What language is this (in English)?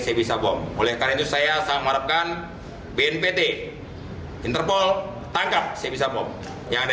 Indonesian